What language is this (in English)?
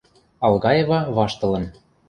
Western Mari